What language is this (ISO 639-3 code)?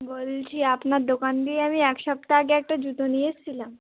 ben